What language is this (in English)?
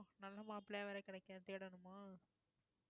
Tamil